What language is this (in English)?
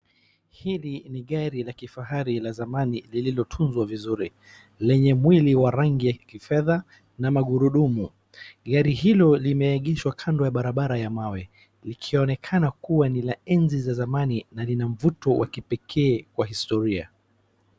Swahili